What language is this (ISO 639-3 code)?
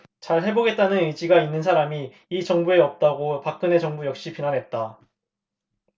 kor